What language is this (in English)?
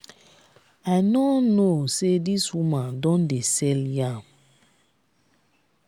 Nigerian Pidgin